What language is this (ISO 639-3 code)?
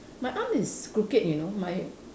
eng